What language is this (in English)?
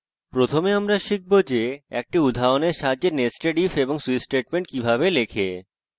Bangla